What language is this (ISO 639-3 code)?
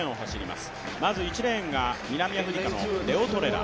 jpn